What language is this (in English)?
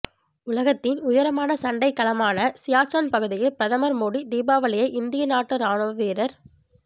Tamil